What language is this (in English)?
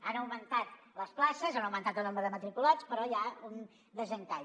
Catalan